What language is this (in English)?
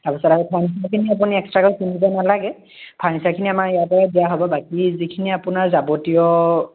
Assamese